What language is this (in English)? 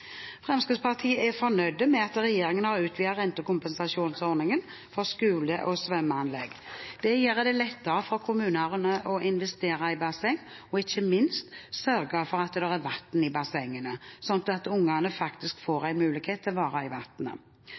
Norwegian Bokmål